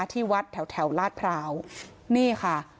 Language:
Thai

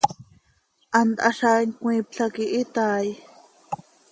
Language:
Seri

